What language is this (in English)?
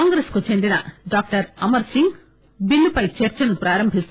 Telugu